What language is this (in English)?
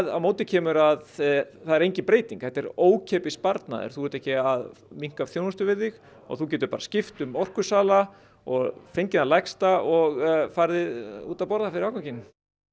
Icelandic